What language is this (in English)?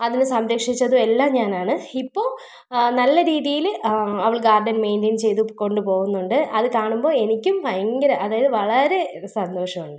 Malayalam